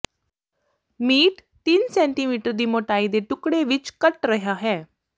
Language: Punjabi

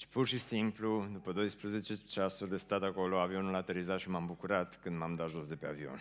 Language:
Romanian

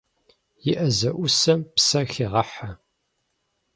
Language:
Kabardian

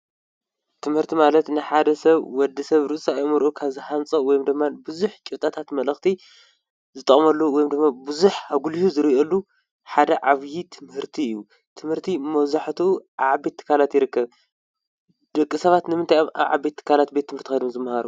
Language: Tigrinya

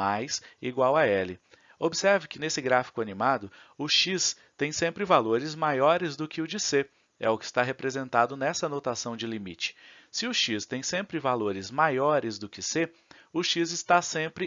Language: Portuguese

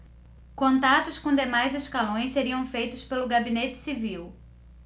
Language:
Portuguese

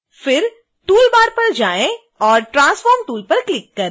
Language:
Hindi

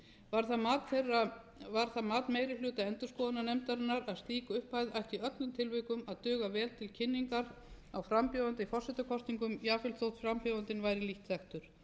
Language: Icelandic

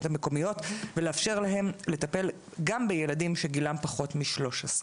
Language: Hebrew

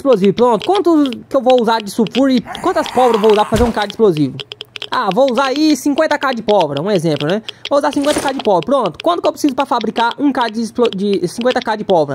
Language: Portuguese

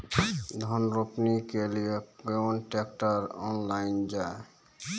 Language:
Maithili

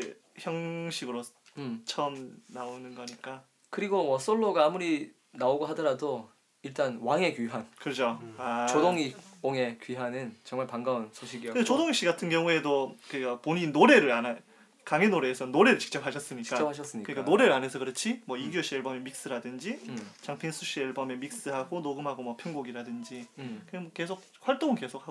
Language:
Korean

